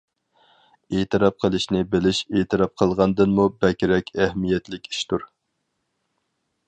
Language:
Uyghur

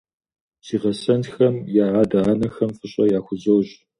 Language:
Kabardian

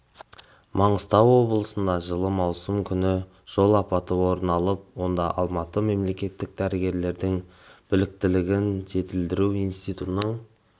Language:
Kazakh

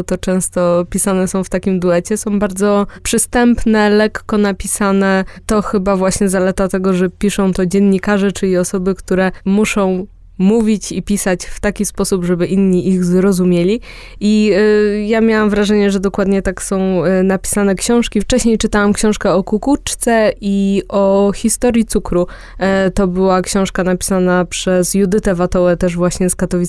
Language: Polish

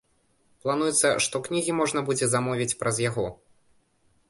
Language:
Belarusian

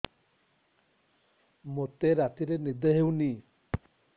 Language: Odia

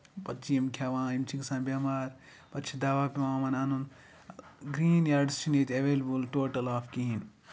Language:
Kashmiri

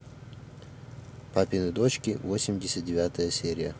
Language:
Russian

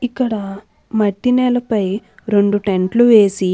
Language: Telugu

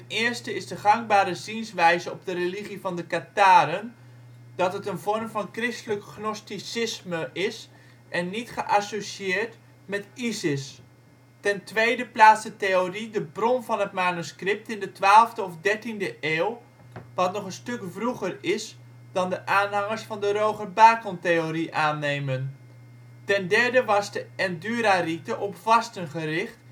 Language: Dutch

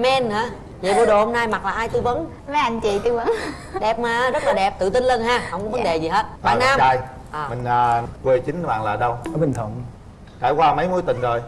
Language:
Vietnamese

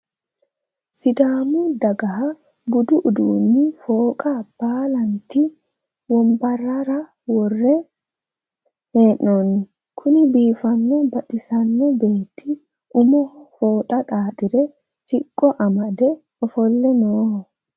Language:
Sidamo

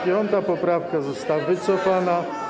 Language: Polish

